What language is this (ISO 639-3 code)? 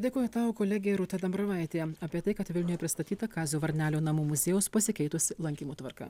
lit